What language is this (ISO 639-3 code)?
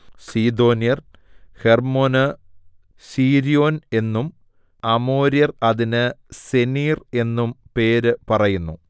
mal